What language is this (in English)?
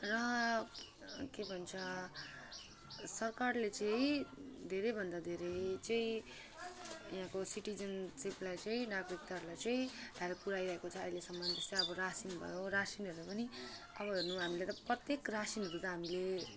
Nepali